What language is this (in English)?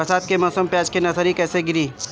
Bhojpuri